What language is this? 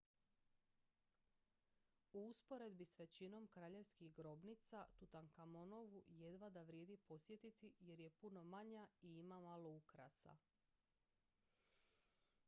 Croatian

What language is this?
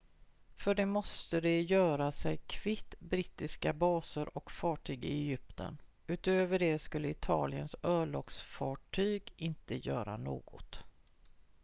Swedish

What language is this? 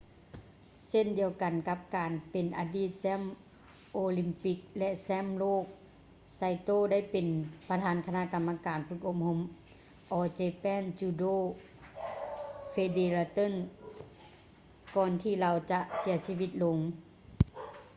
Lao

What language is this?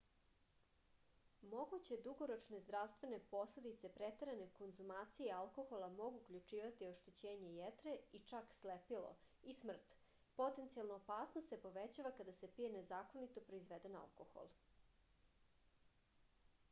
Serbian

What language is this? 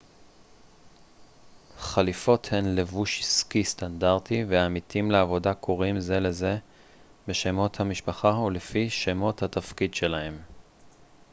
Hebrew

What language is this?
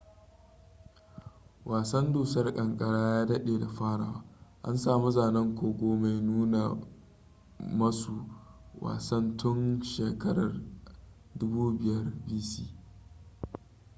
Hausa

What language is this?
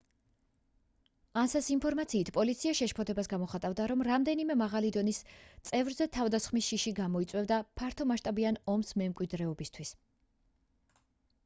Georgian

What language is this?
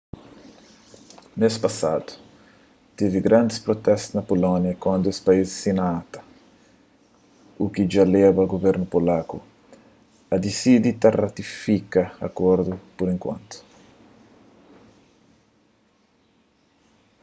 Kabuverdianu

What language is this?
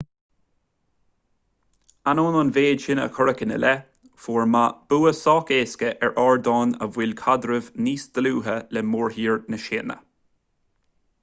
Irish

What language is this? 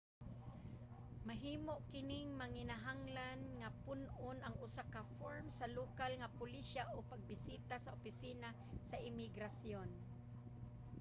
Cebuano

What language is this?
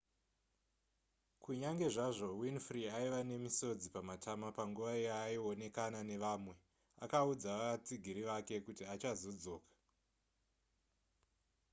Shona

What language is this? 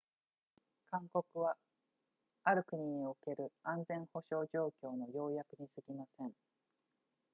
Japanese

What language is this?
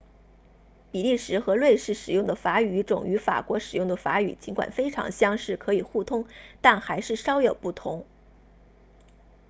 Chinese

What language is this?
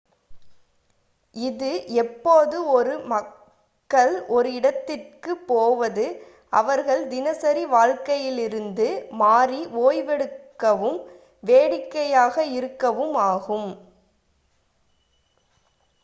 Tamil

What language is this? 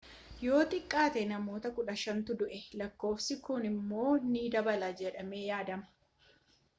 Oromo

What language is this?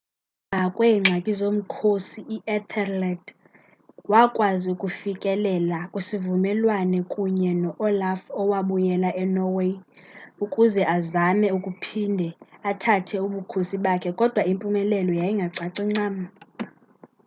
Xhosa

